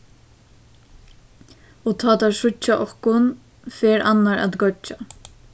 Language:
Faroese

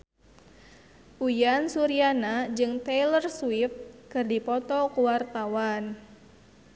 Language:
Sundanese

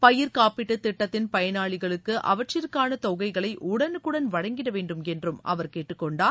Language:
Tamil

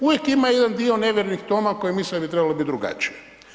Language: Croatian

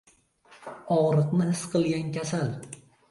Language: Uzbek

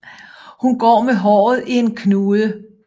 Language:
Danish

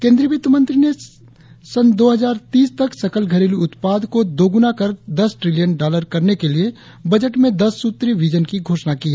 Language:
Hindi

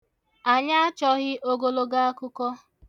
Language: Igbo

